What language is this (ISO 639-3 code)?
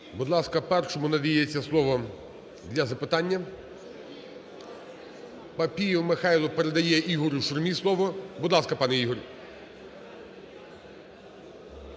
ukr